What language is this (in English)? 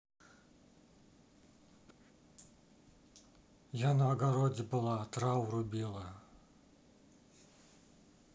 Russian